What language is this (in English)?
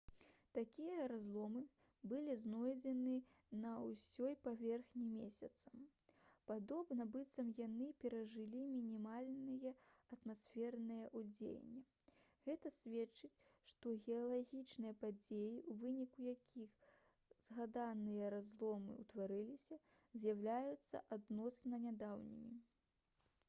Belarusian